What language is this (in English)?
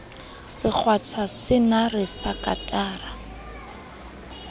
Southern Sotho